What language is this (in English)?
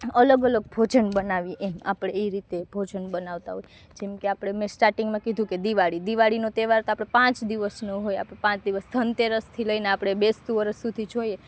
Gujarati